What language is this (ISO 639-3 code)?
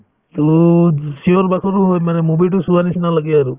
asm